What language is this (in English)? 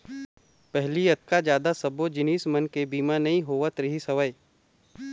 Chhattisgarhi